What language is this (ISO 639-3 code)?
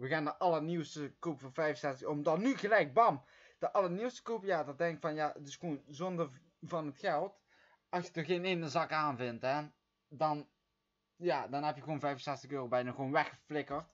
nld